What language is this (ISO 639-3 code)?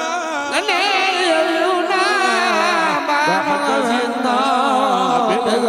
ara